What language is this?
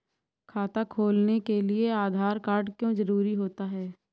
Hindi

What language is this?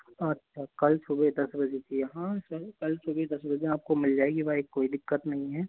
Hindi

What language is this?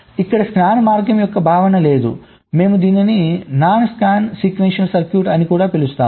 Telugu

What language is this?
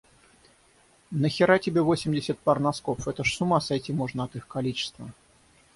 Russian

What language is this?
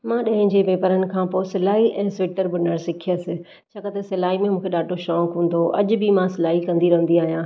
Sindhi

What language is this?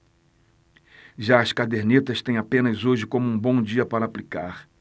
Portuguese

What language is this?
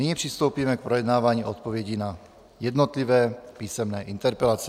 Czech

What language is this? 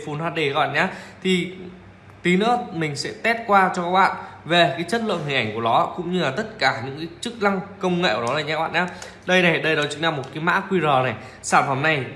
Vietnamese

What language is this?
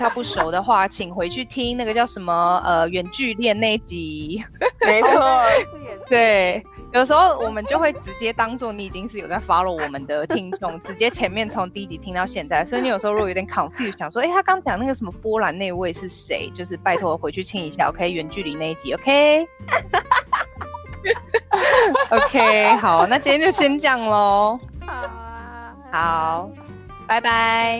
Chinese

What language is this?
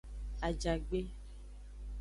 Aja (Benin)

